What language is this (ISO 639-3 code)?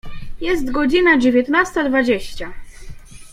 pol